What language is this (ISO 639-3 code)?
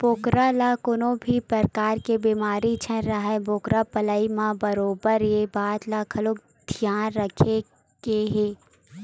hne